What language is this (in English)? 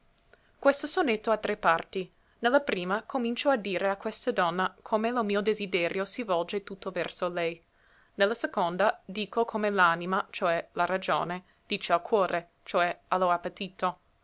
Italian